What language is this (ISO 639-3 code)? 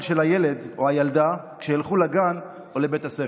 heb